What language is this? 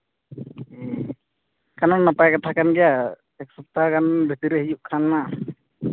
Santali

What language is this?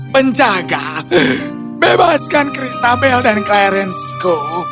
Indonesian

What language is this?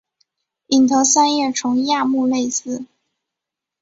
Chinese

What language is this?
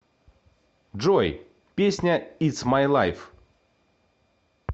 Russian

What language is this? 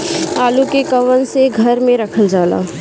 Bhojpuri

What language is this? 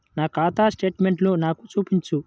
Telugu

